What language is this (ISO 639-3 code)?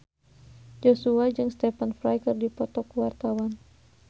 sun